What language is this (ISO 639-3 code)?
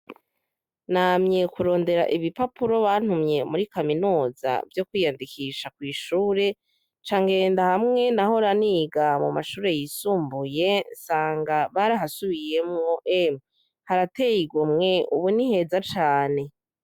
run